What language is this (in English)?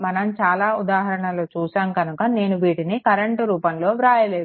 Telugu